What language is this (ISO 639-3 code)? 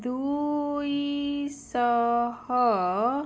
ori